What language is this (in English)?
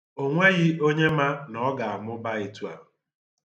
Igbo